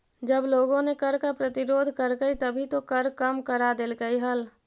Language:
Magahi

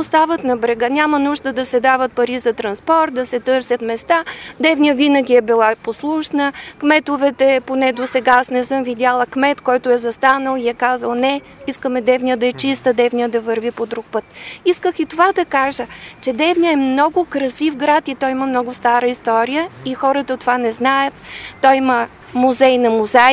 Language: Bulgarian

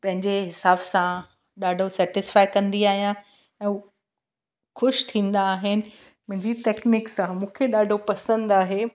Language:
Sindhi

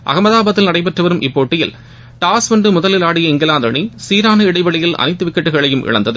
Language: Tamil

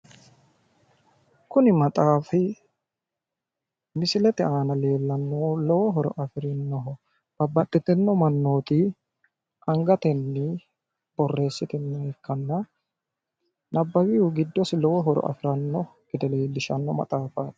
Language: Sidamo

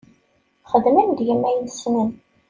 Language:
Kabyle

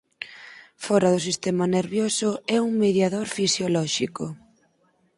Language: Galician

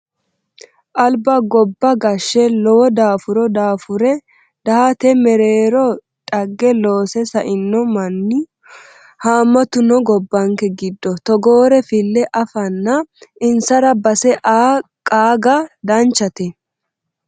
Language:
Sidamo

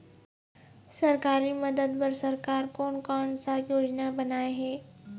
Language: Chhattisgarhi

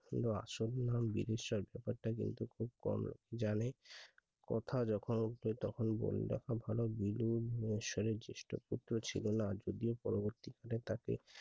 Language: Bangla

